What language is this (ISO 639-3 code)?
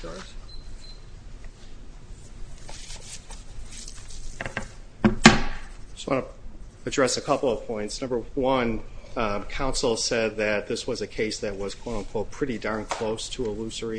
eng